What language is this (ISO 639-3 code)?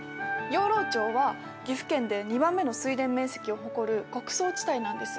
jpn